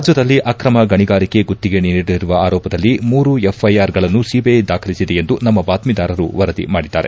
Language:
Kannada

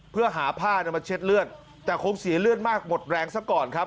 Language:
Thai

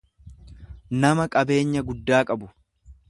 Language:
Oromo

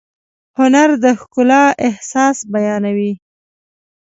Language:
Pashto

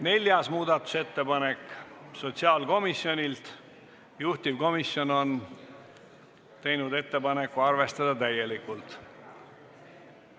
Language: Estonian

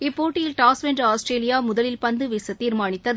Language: Tamil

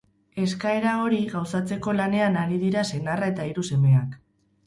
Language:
Basque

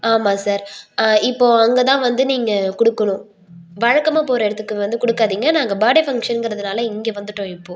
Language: Tamil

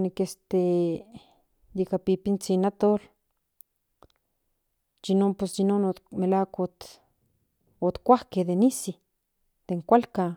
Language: Central Nahuatl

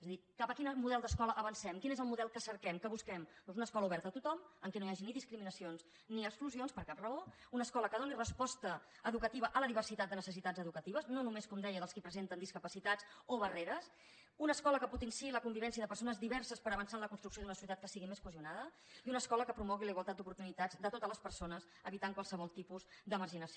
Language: Catalan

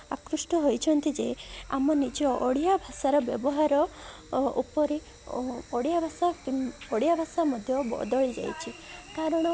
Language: Odia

